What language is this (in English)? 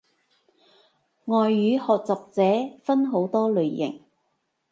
Cantonese